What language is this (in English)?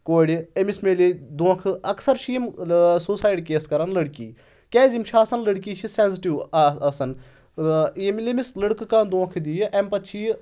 Kashmiri